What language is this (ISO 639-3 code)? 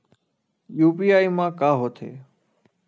hne